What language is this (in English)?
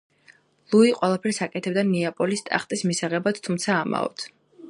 Georgian